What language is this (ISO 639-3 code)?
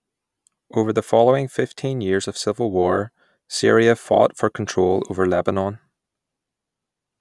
eng